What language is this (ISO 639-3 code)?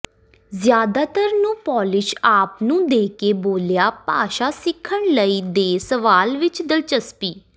pan